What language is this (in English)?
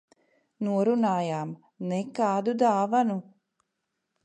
Latvian